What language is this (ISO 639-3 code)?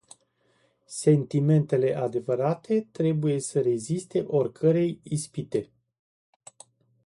ron